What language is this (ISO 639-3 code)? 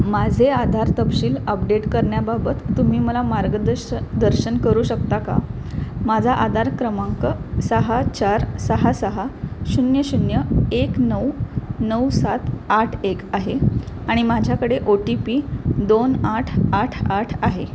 mar